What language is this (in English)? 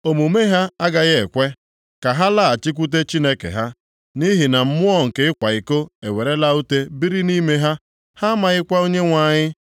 Igbo